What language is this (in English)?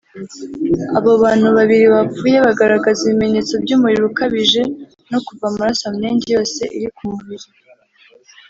Kinyarwanda